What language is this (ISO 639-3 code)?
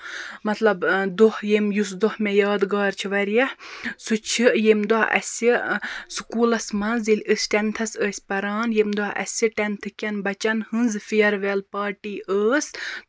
kas